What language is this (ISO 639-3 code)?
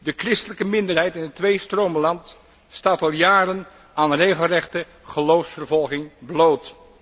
nld